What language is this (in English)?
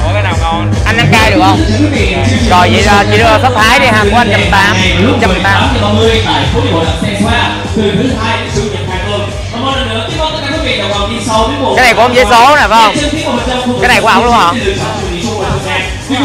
Vietnamese